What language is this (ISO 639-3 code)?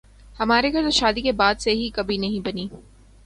urd